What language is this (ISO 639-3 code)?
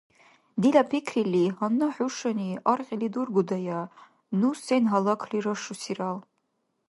dar